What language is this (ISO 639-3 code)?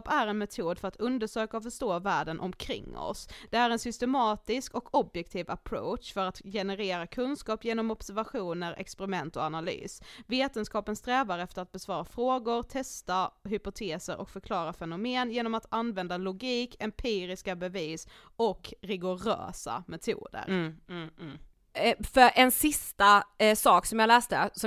swe